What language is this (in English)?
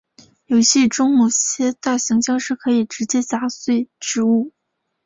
Chinese